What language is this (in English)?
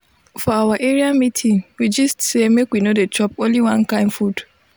Nigerian Pidgin